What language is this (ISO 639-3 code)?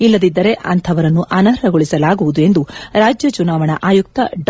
kan